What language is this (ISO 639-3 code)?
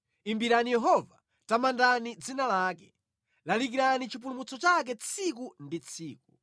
nya